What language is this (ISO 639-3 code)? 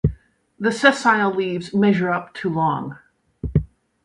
eng